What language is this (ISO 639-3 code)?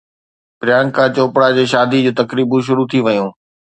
snd